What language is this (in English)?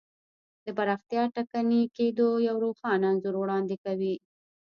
Pashto